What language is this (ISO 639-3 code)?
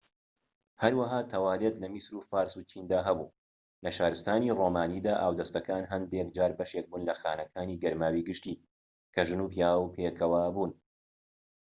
ckb